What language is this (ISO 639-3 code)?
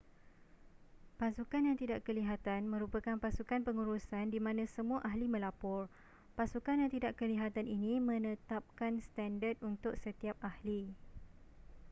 msa